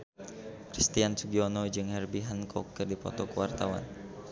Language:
Sundanese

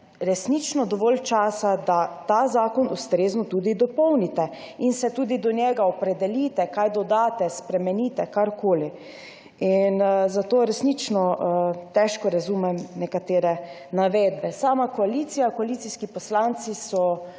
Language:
Slovenian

